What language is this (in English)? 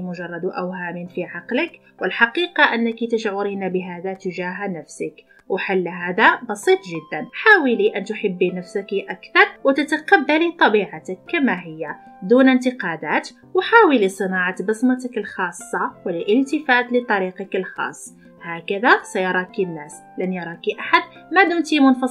Arabic